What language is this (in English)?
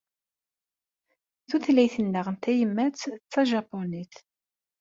Kabyle